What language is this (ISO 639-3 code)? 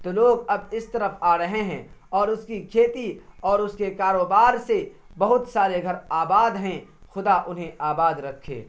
urd